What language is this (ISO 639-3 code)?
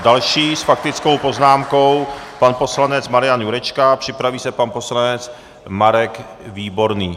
ces